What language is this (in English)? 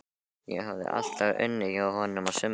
Icelandic